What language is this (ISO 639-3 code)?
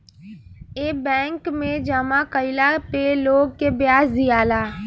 bho